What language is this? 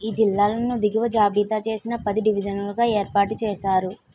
Telugu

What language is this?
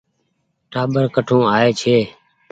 Goaria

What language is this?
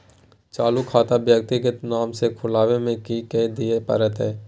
Maithili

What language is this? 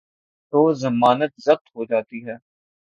Urdu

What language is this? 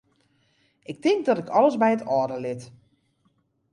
Western Frisian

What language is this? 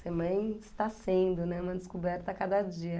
Portuguese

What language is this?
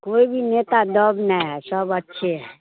Hindi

